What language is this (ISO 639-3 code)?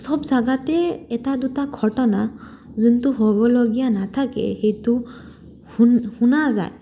asm